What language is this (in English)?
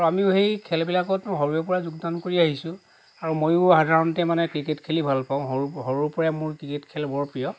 Assamese